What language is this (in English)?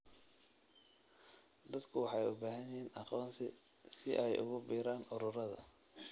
Somali